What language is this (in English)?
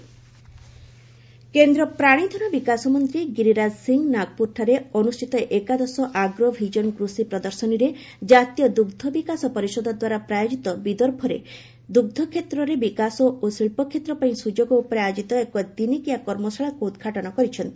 Odia